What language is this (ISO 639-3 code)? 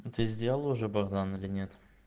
rus